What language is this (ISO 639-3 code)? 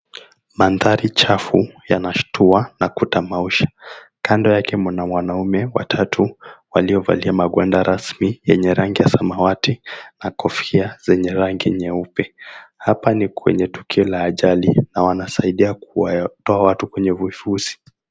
swa